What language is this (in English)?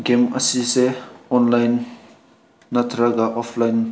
Manipuri